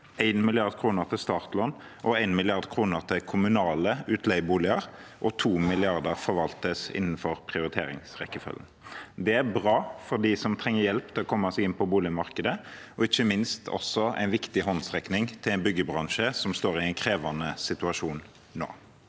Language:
Norwegian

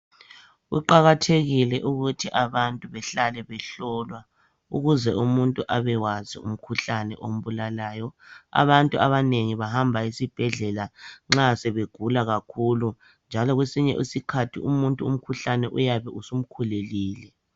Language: North Ndebele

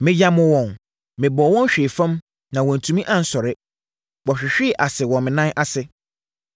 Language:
Akan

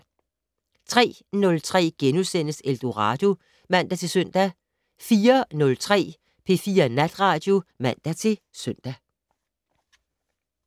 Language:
Danish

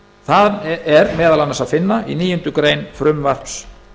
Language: Icelandic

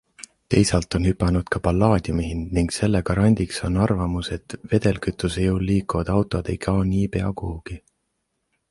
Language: Estonian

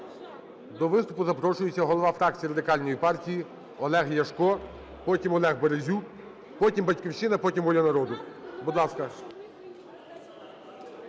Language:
Ukrainian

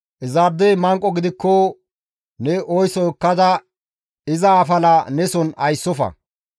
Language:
Gamo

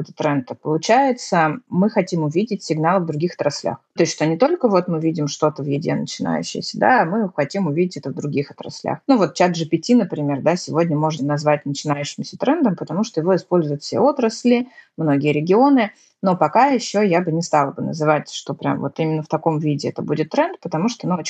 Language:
Russian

